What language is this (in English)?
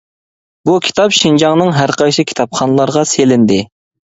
Uyghur